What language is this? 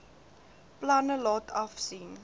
Afrikaans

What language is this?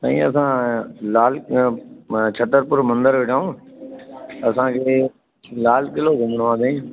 Sindhi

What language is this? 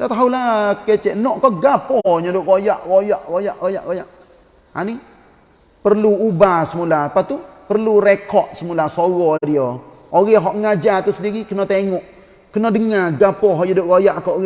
Malay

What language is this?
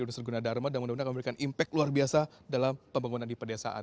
Indonesian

